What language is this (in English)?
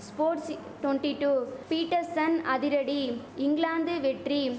Tamil